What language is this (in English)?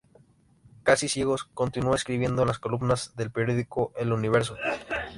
Spanish